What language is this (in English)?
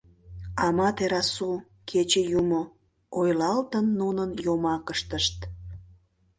Mari